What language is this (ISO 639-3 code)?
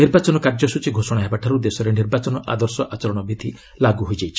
ori